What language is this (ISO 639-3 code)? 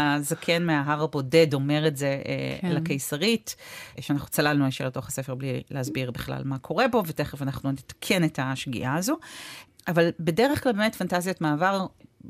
heb